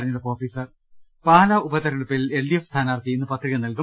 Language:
Malayalam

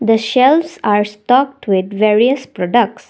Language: English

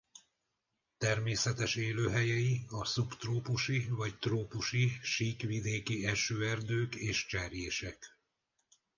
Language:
Hungarian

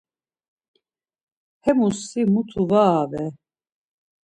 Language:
Laz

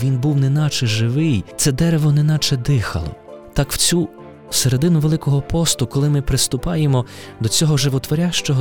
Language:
Ukrainian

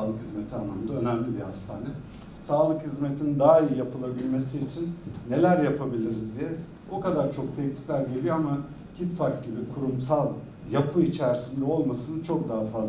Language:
Turkish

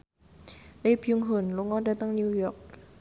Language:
Javanese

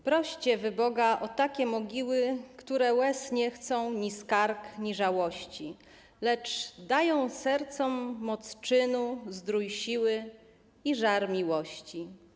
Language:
Polish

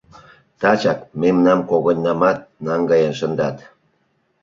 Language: Mari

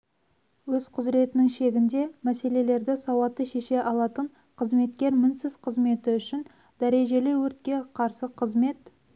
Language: Kazakh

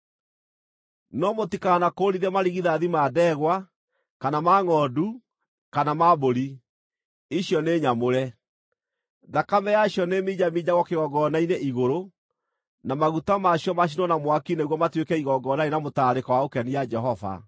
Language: Kikuyu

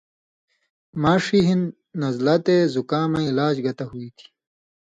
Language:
Indus Kohistani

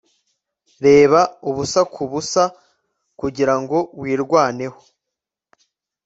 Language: Kinyarwanda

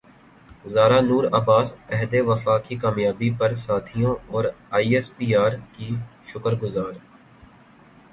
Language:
Urdu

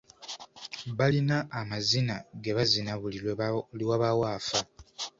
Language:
Ganda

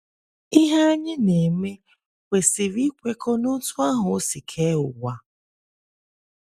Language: Igbo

